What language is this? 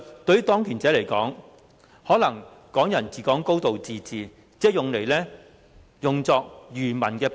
Cantonese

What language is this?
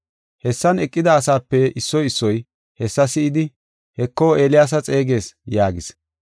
Gofa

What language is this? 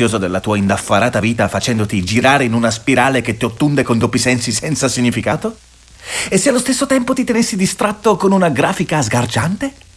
Italian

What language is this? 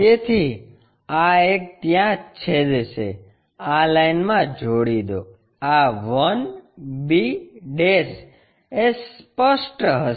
Gujarati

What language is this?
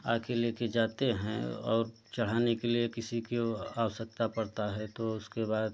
Hindi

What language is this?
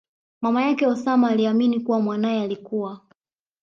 Swahili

